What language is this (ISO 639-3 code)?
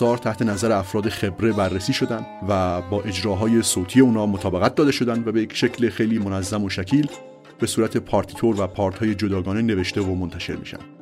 fas